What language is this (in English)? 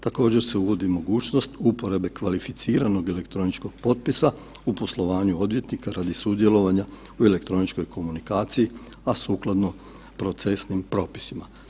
Croatian